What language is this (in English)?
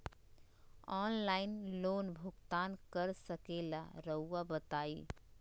Magahi